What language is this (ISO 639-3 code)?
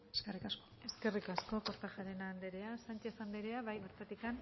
eus